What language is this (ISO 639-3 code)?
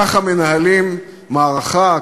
heb